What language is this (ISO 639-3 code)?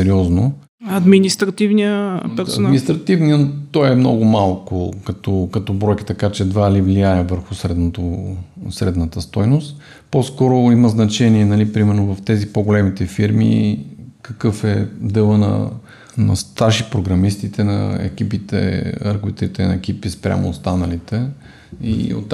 bul